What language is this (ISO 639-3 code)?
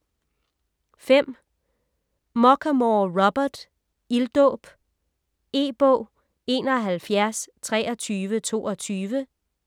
dan